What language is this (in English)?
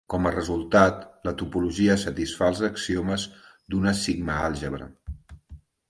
Catalan